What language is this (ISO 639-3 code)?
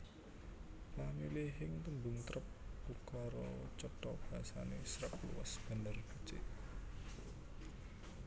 jav